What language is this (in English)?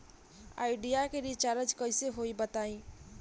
Bhojpuri